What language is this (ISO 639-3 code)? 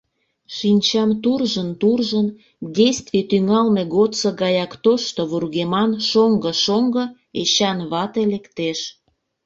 chm